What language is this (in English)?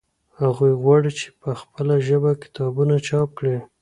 Pashto